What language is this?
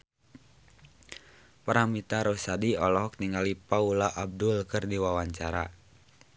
Sundanese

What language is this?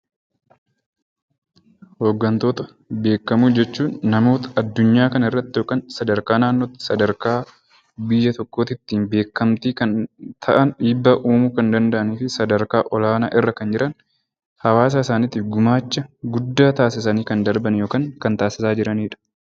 Oromo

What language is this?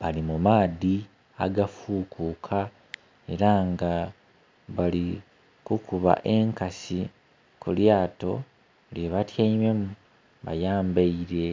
Soga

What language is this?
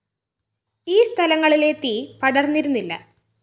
Malayalam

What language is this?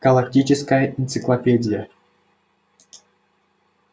Russian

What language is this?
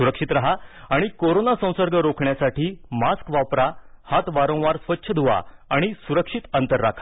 Marathi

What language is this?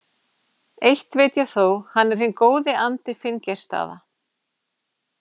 Icelandic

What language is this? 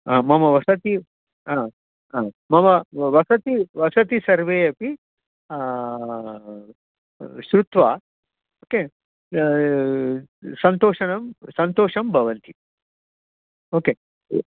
Sanskrit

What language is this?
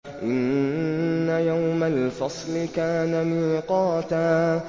Arabic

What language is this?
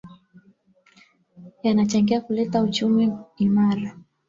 Swahili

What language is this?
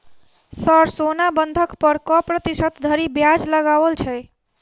Maithili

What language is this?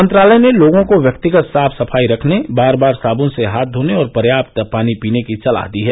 Hindi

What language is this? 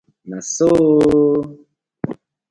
Nigerian Pidgin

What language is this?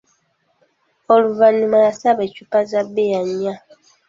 Ganda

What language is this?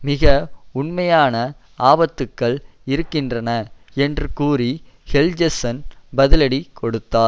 Tamil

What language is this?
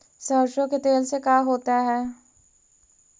Magahi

